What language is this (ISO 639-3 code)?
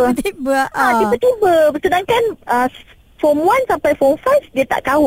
msa